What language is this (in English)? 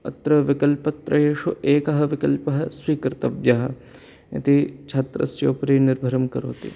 Sanskrit